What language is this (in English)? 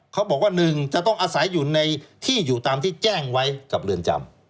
Thai